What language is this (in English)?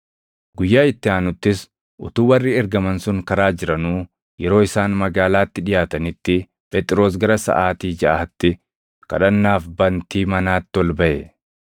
Oromo